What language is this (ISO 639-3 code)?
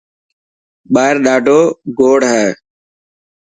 mki